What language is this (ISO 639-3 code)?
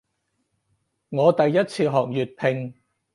yue